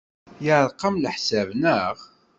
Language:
Kabyle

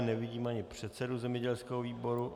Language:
Czech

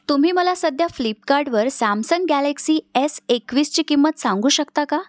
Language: Marathi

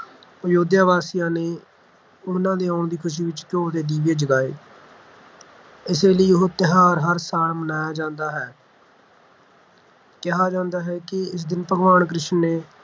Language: Punjabi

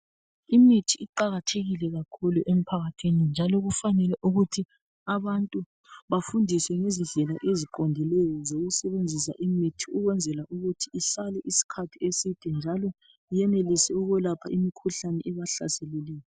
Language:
North Ndebele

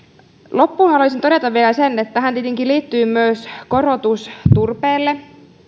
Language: Finnish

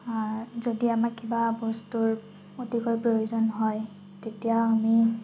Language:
Assamese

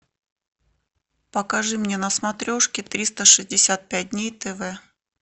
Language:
Russian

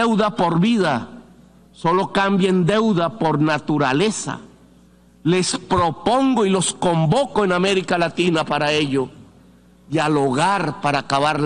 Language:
Spanish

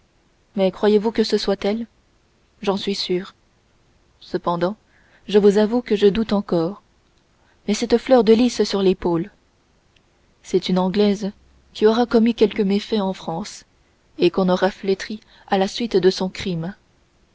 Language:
French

